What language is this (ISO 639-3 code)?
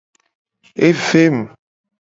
gej